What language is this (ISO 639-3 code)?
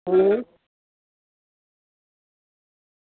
guj